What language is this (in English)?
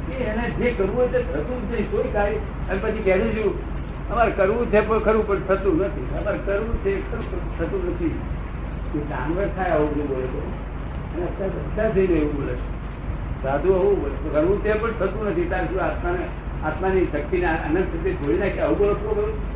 Gujarati